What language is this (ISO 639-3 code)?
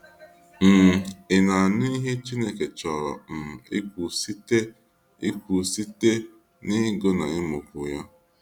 ibo